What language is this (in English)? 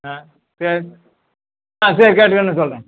Tamil